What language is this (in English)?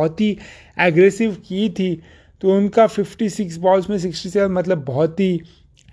Hindi